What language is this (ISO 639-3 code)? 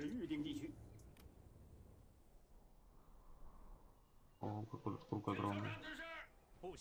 rus